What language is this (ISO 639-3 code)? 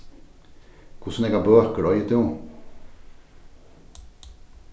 fao